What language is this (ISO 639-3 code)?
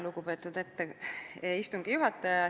est